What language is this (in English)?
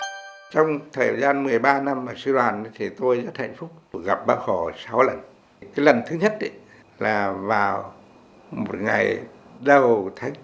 Vietnamese